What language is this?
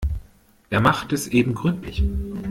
German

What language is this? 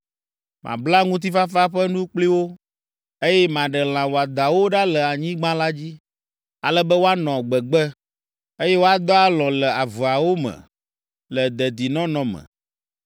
Ewe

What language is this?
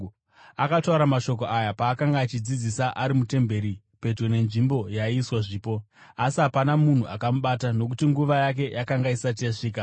Shona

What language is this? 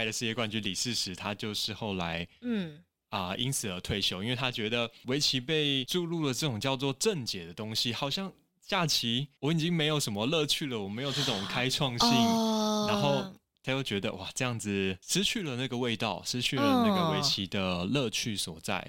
Chinese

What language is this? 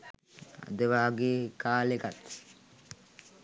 Sinhala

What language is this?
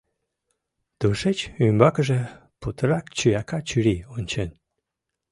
Mari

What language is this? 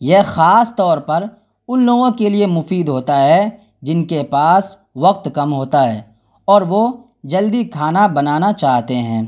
Urdu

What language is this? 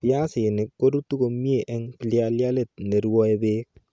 Kalenjin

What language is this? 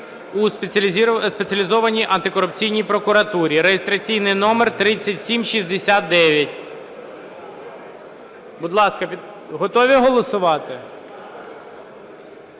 Ukrainian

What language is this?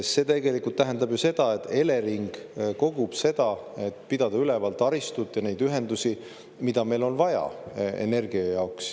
Estonian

